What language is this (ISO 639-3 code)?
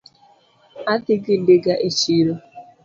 luo